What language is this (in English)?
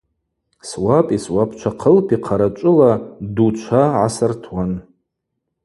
Abaza